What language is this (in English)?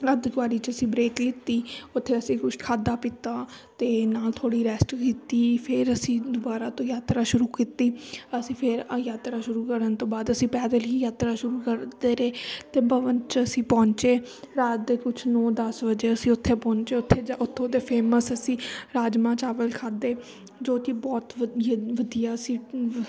Punjabi